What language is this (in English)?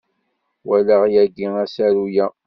Kabyle